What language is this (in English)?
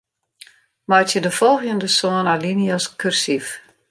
Western Frisian